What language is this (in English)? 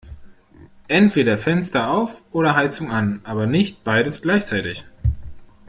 German